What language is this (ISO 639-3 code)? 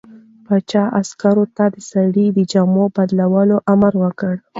pus